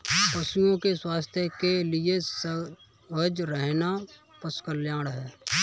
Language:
Hindi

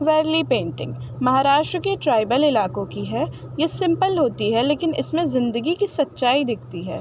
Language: Urdu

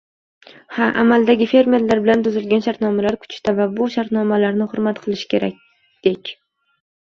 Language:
Uzbek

